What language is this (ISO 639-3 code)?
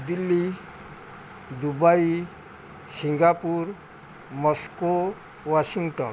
ori